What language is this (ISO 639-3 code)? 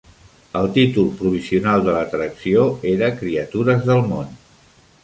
cat